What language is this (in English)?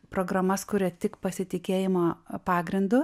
Lithuanian